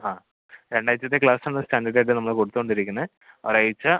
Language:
Malayalam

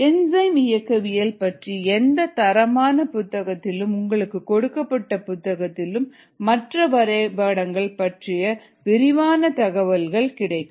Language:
Tamil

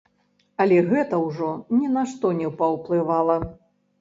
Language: Belarusian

